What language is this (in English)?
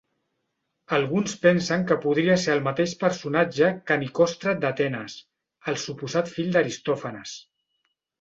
Catalan